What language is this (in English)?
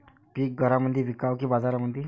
Marathi